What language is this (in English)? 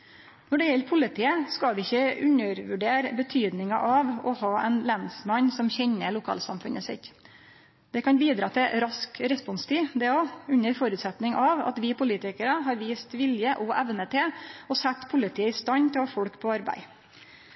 Norwegian Nynorsk